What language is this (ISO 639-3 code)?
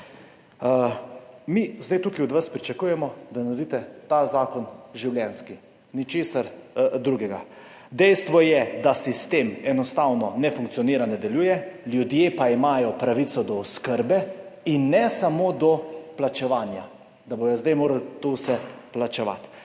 slv